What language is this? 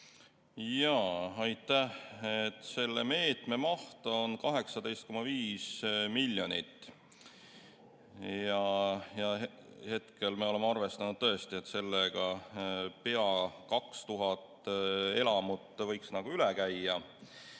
Estonian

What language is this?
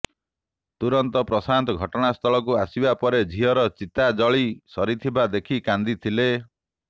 Odia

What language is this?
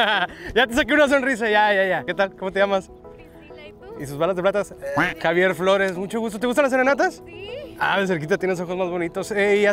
Spanish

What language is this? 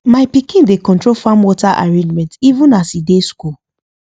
Nigerian Pidgin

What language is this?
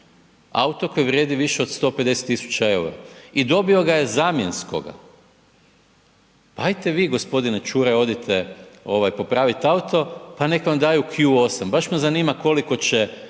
Croatian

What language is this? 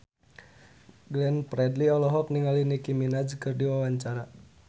Sundanese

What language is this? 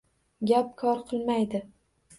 Uzbek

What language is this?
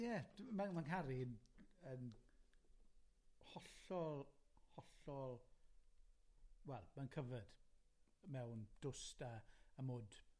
Welsh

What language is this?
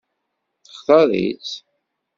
Kabyle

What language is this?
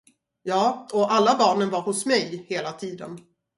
Swedish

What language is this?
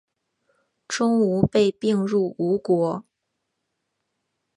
Chinese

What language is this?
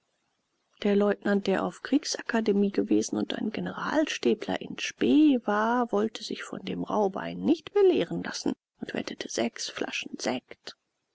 German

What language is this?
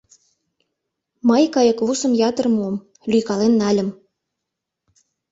Mari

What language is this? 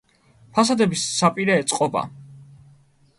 Georgian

